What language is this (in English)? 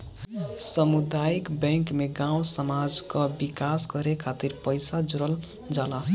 Bhojpuri